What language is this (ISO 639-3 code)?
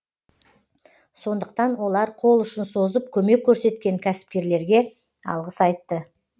kaz